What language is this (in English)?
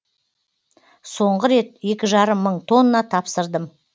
Kazakh